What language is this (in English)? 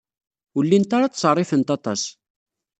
Kabyle